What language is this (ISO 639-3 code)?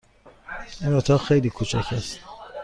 fas